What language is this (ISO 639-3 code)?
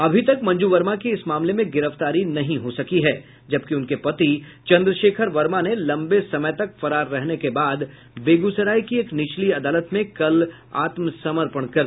hin